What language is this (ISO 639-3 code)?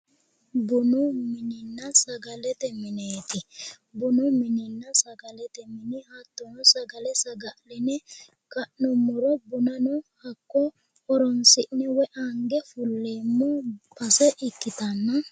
sid